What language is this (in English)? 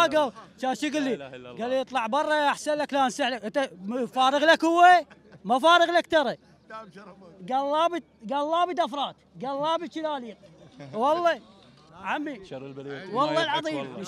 Arabic